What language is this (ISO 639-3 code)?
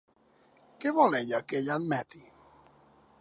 cat